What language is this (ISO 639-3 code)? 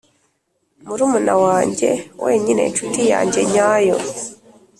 kin